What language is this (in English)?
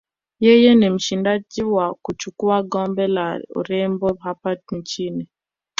Swahili